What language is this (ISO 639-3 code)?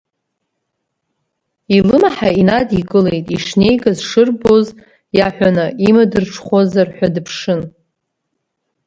abk